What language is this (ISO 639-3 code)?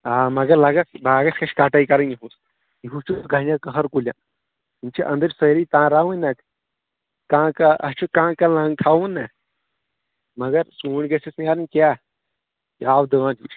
kas